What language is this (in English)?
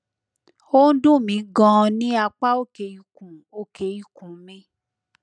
Yoruba